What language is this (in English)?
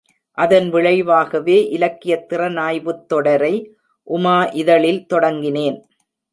Tamil